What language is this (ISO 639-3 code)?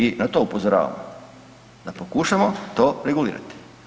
hrv